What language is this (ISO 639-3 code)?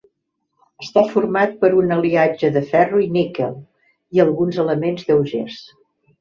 cat